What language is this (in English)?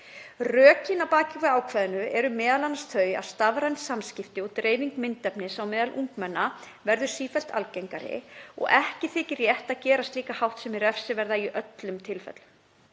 Icelandic